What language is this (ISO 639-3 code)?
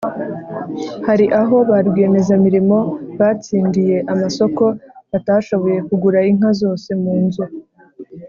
kin